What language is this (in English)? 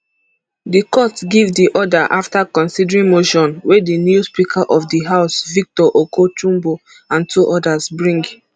Nigerian Pidgin